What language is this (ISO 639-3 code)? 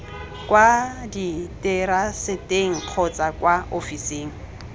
tsn